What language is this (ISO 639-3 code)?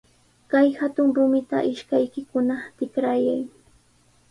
qws